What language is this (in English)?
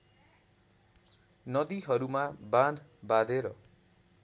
Nepali